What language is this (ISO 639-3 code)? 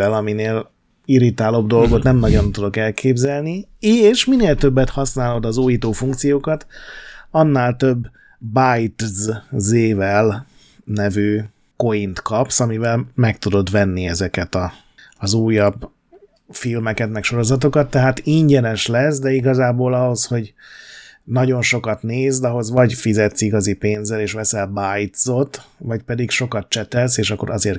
hun